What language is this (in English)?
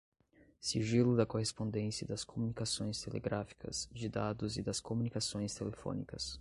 Portuguese